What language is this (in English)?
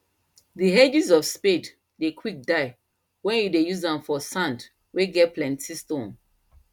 Nigerian Pidgin